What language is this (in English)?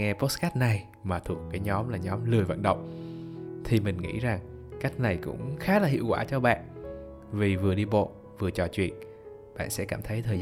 Vietnamese